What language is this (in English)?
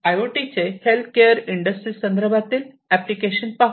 Marathi